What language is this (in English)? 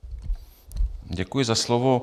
Czech